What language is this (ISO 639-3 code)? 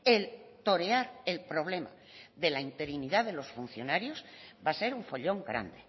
spa